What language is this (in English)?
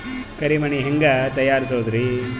Kannada